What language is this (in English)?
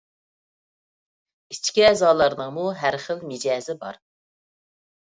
Uyghur